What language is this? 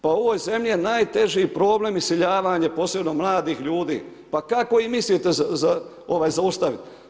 Croatian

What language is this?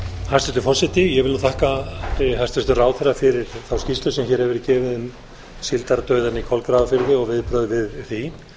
Icelandic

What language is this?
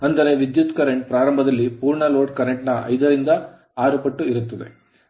Kannada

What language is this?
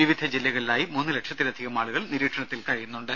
Malayalam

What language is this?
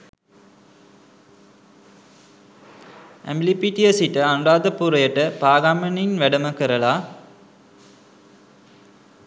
Sinhala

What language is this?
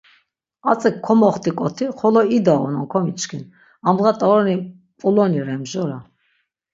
Laz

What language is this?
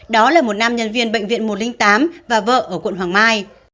Vietnamese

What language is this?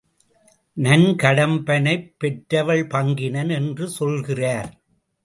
Tamil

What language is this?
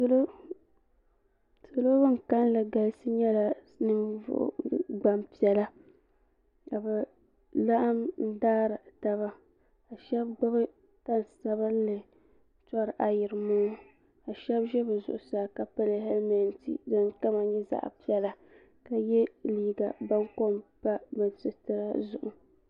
Dagbani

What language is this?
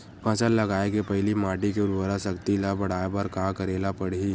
Chhattisgarhi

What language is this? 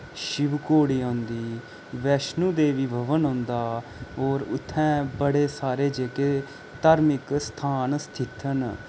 Dogri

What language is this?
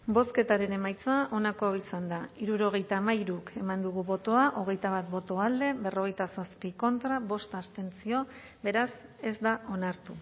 Basque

